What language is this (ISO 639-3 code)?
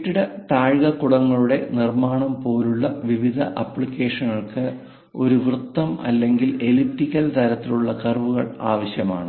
mal